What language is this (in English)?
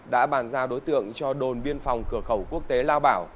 Vietnamese